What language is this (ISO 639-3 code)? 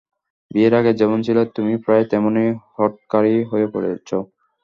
ben